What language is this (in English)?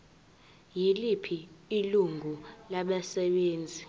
Zulu